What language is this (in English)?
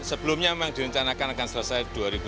Indonesian